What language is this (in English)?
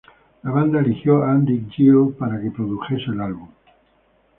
Spanish